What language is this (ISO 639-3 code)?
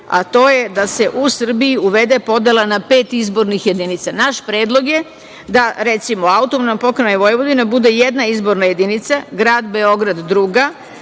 srp